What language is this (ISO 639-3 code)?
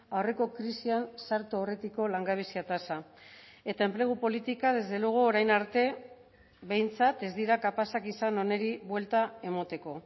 eus